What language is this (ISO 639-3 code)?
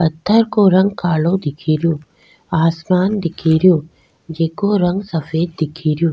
raj